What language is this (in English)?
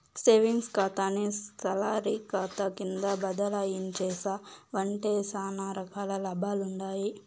Telugu